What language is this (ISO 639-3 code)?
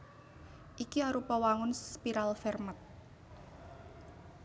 jav